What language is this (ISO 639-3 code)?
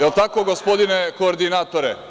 srp